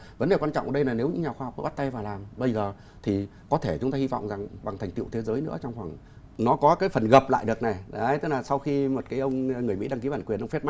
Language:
Vietnamese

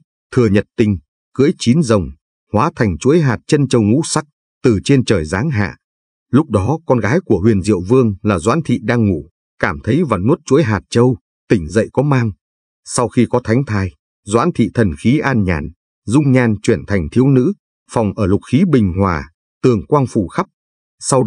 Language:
Vietnamese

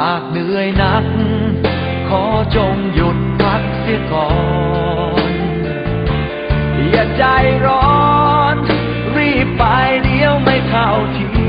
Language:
Thai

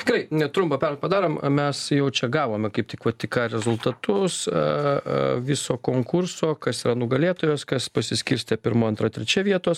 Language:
Lithuanian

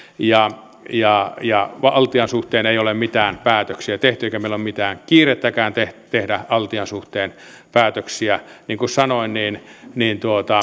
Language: Finnish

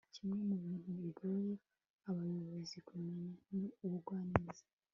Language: Kinyarwanda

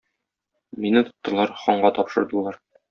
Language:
Tatar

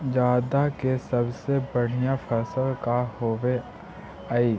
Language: Magahi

